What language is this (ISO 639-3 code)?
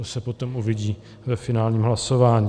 ces